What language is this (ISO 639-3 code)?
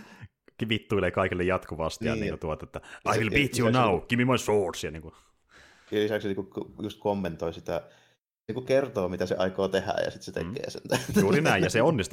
fin